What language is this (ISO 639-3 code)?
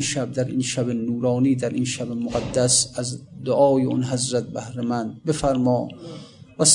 fas